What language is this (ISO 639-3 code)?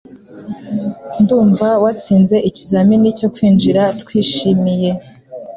kin